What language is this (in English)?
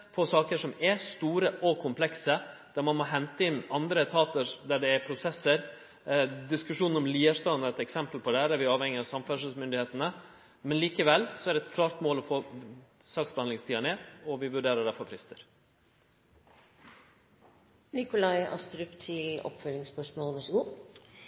Norwegian